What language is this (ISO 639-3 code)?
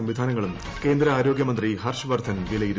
mal